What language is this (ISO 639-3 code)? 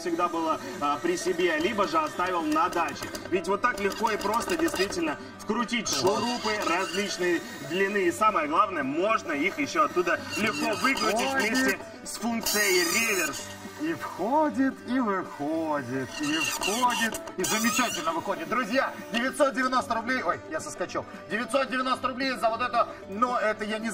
rus